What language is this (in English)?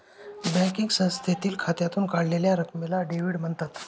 Marathi